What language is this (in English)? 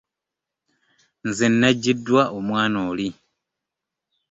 Ganda